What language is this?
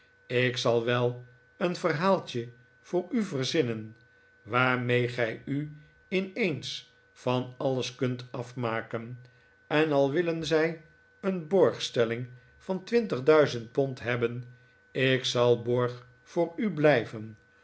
Dutch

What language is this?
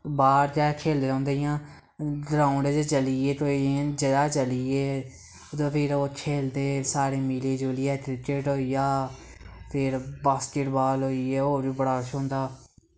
Dogri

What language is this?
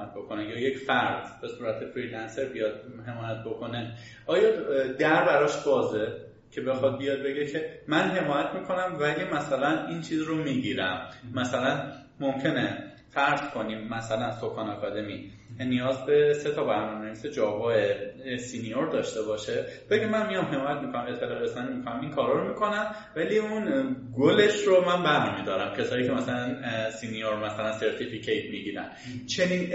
Persian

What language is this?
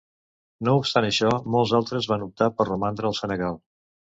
Catalan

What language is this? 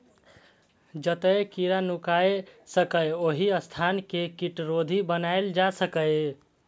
Maithili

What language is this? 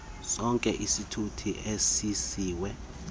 Xhosa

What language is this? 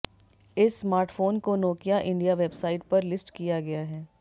Hindi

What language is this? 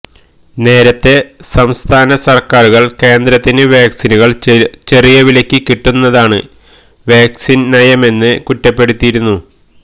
Malayalam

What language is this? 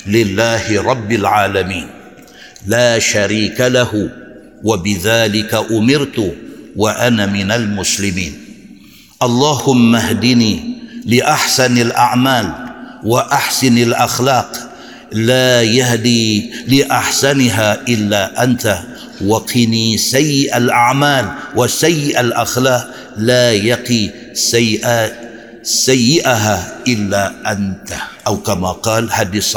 Malay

